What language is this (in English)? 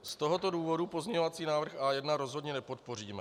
Czech